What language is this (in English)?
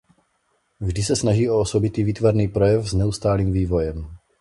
Czech